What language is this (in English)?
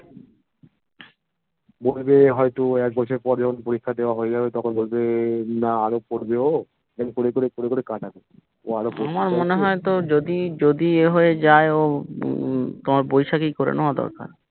Bangla